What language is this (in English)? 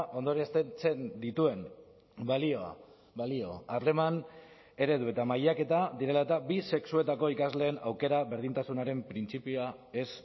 Basque